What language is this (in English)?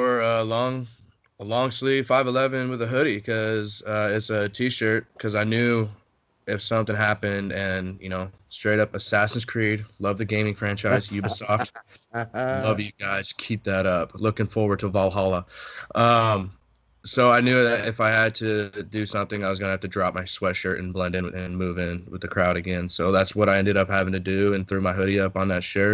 English